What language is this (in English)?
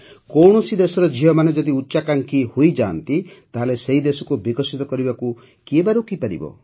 Odia